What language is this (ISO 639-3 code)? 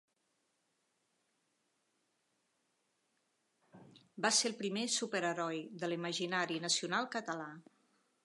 cat